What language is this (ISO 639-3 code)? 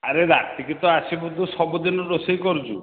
ori